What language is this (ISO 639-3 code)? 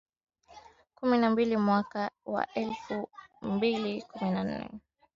swa